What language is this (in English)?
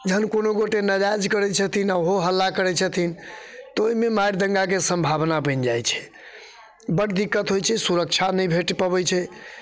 Maithili